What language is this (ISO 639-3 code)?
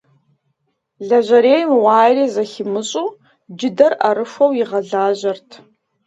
kbd